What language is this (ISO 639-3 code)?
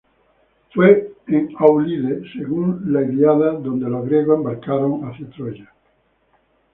spa